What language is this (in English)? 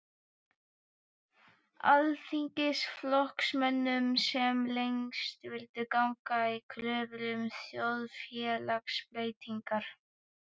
Icelandic